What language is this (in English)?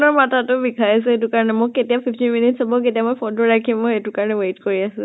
Assamese